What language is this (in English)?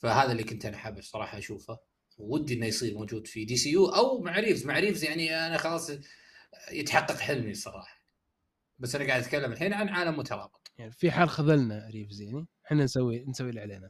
Arabic